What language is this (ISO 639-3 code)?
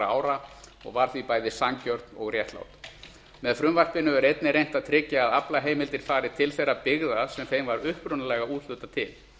isl